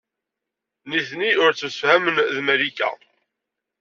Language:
Kabyle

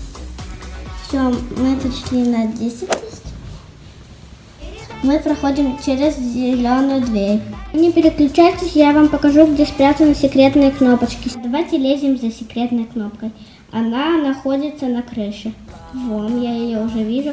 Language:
Russian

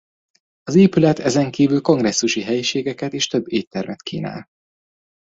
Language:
Hungarian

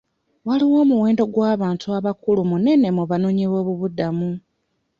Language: Ganda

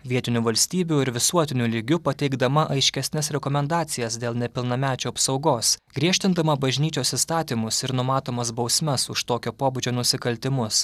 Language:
Lithuanian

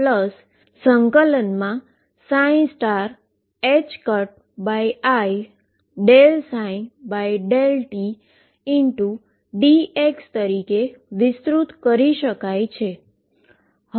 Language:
Gujarati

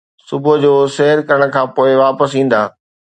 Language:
Sindhi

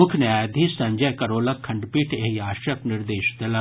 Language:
Maithili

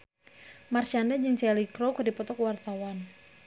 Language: Sundanese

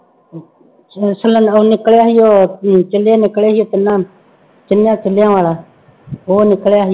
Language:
Punjabi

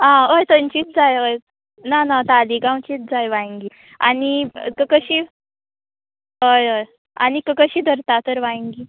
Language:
Konkani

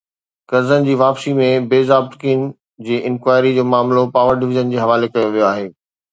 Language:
Sindhi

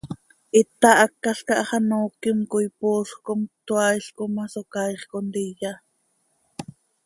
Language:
Seri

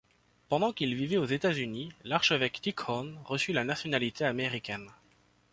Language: French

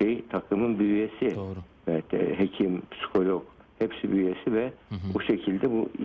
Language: Turkish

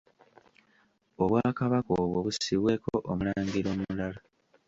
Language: Ganda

